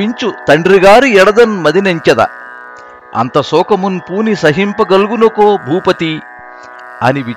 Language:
Telugu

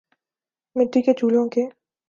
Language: Urdu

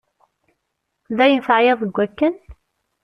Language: Kabyle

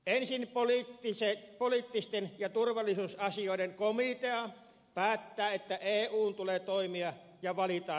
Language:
Finnish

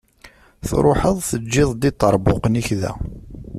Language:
Kabyle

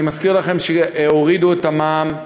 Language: Hebrew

